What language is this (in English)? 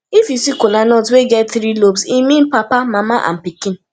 Nigerian Pidgin